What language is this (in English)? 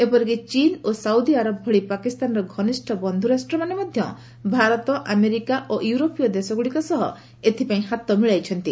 Odia